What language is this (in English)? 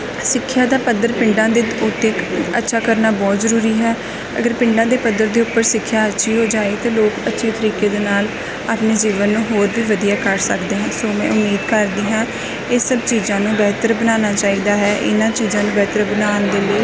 Punjabi